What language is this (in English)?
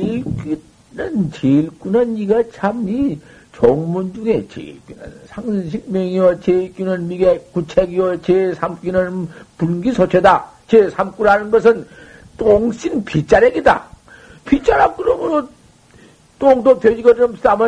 Korean